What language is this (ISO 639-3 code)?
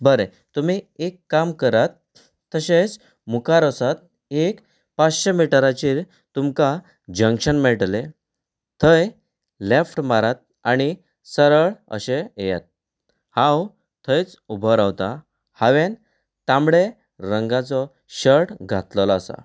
kok